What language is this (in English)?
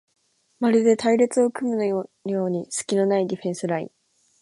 Japanese